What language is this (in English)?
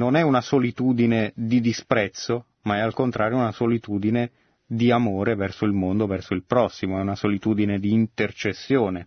Italian